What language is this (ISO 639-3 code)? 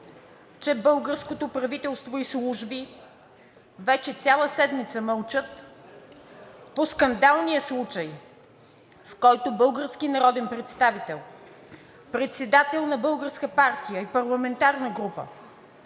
bul